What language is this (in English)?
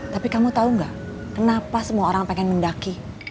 Indonesian